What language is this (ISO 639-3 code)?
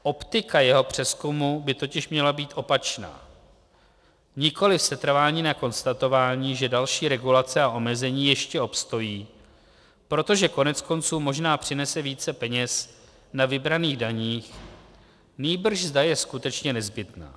ces